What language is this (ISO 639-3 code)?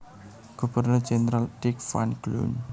jav